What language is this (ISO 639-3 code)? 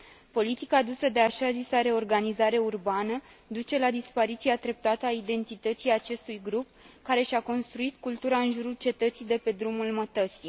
ron